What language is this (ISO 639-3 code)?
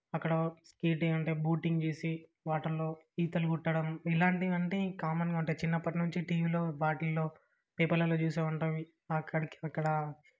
tel